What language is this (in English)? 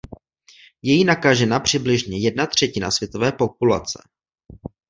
Czech